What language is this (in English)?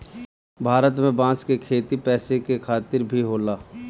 Bhojpuri